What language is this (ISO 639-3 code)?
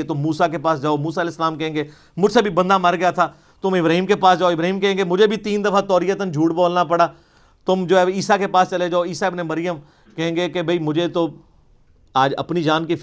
urd